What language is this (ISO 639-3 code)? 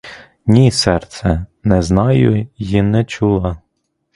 ukr